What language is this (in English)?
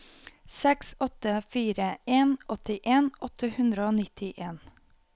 Norwegian